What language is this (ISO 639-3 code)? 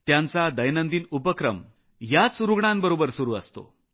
mar